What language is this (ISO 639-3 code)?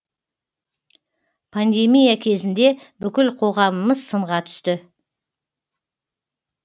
kaz